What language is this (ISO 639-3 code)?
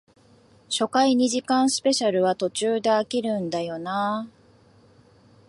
jpn